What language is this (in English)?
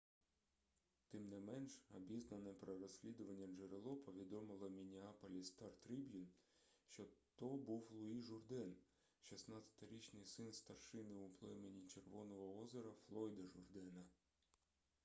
Ukrainian